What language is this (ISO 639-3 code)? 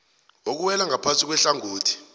nbl